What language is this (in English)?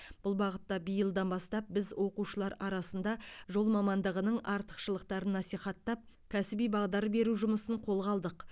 Kazakh